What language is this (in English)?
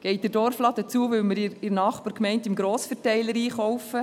Swiss German